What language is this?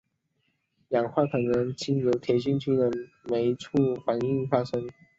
Chinese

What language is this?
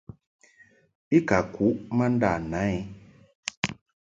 Mungaka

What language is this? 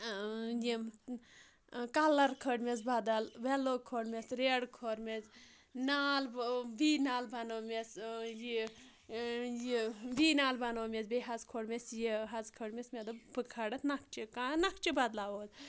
Kashmiri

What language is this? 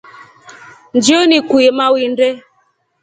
Rombo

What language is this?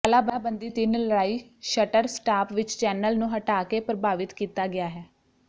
Punjabi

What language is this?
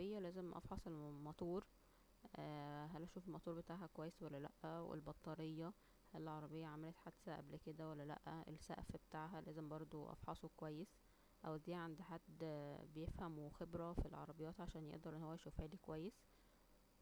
Egyptian Arabic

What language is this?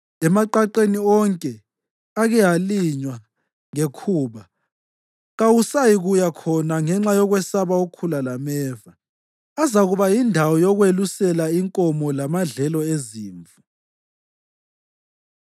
North Ndebele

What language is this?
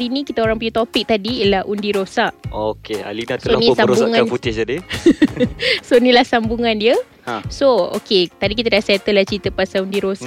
Malay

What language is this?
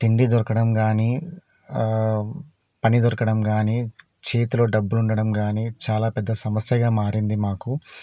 Telugu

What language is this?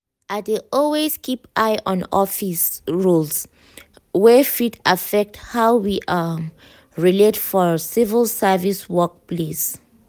Nigerian Pidgin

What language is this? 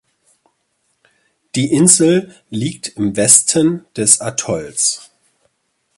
German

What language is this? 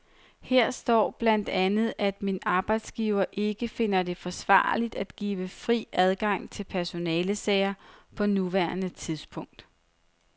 Danish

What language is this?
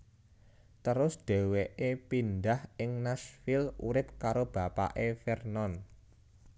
Javanese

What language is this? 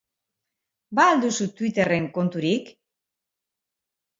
Basque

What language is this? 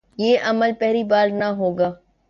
Urdu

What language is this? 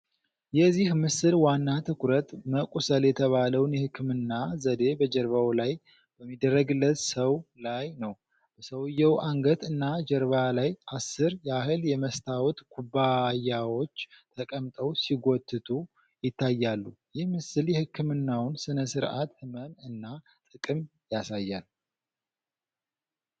Amharic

